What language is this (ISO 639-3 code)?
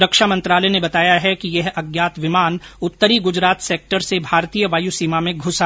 hin